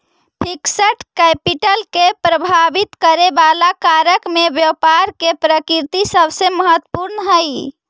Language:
Magahi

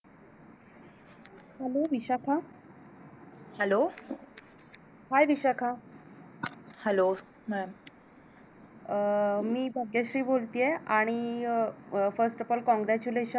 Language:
Marathi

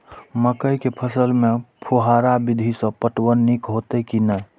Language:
Maithili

